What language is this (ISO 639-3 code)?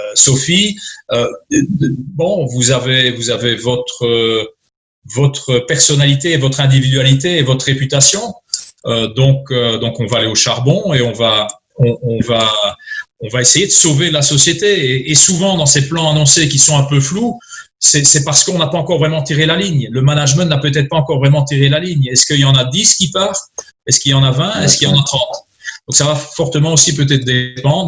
fra